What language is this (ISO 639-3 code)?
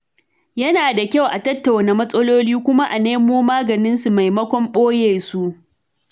hau